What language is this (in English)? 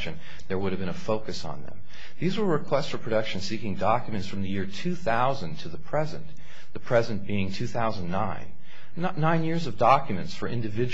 English